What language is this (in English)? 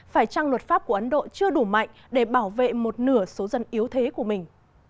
Vietnamese